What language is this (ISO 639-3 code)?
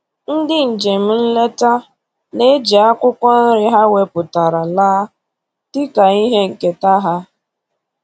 ibo